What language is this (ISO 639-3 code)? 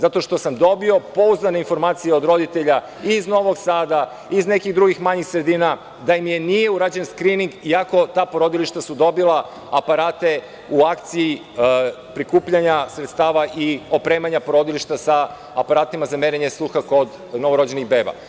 srp